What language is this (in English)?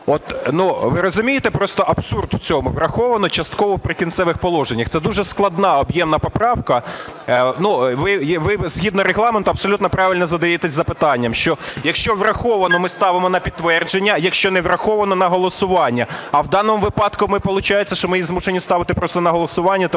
Ukrainian